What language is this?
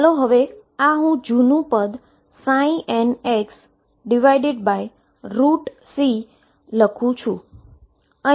Gujarati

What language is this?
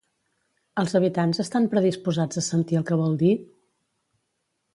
Catalan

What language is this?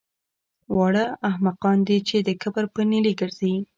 Pashto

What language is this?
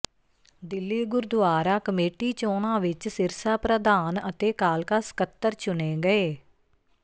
Punjabi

